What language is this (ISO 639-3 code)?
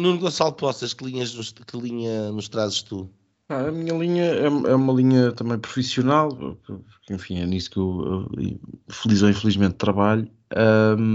por